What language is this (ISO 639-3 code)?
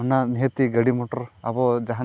sat